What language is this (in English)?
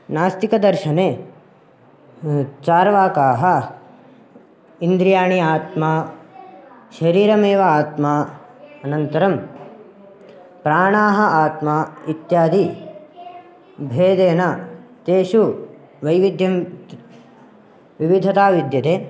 Sanskrit